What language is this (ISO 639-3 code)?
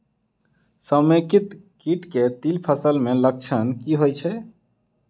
mai